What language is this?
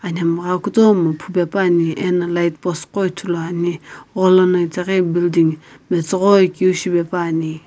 Sumi Naga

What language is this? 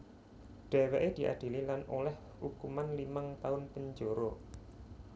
Javanese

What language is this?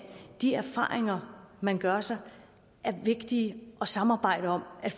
Danish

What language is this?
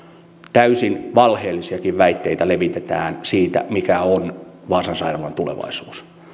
Finnish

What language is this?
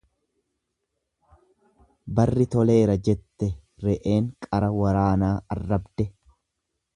Oromo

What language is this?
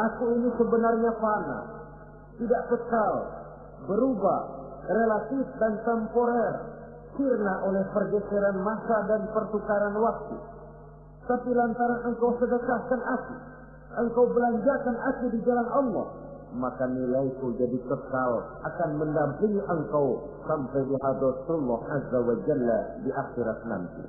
Indonesian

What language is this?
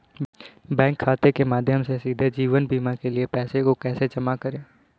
Hindi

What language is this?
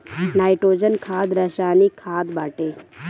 Bhojpuri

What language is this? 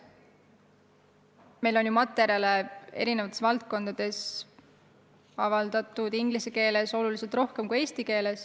Estonian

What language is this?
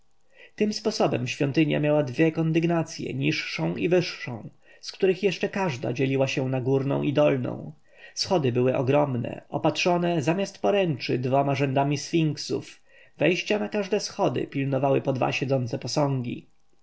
Polish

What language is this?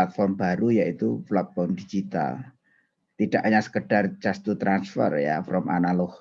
Indonesian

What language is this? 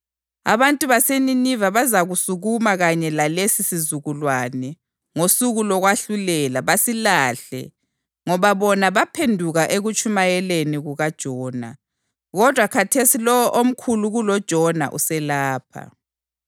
North Ndebele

